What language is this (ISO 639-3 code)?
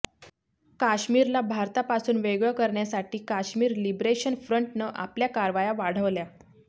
mar